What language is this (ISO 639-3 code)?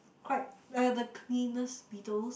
eng